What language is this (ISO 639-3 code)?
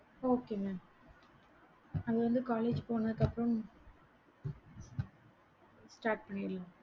tam